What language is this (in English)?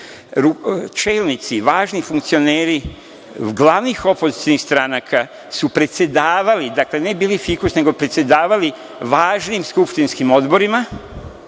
Serbian